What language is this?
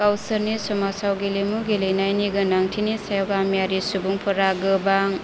Bodo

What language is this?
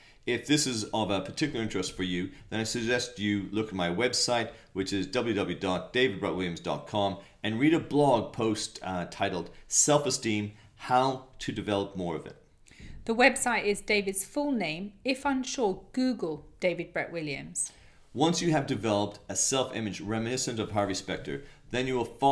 English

